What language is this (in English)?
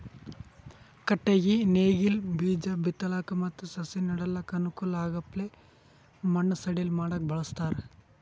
Kannada